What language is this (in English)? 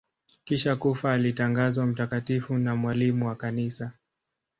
Swahili